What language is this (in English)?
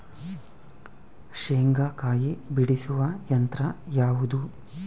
Kannada